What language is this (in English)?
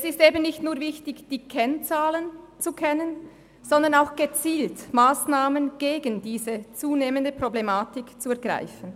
Swiss German